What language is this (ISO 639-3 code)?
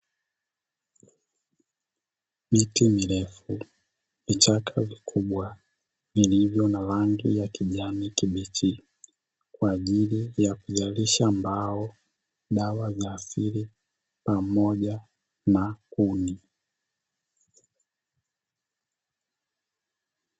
swa